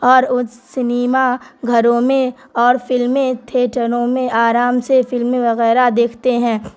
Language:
Urdu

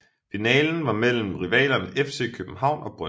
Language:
Danish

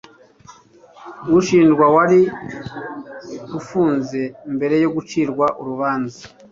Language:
Kinyarwanda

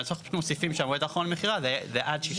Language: Hebrew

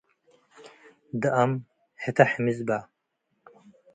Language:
Tigre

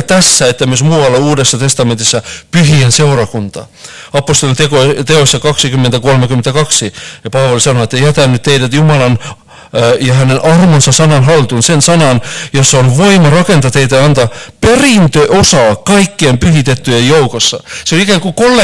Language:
Finnish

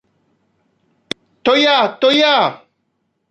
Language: Polish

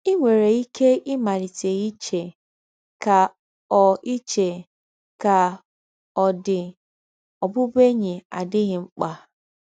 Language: Igbo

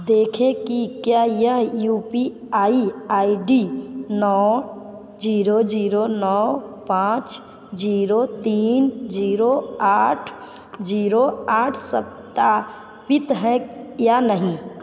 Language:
Hindi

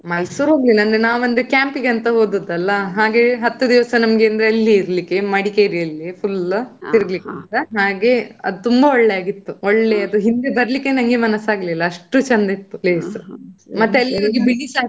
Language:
Kannada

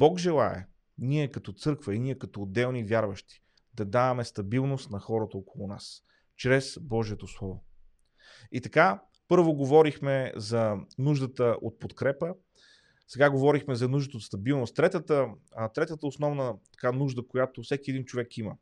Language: Bulgarian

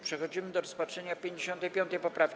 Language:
Polish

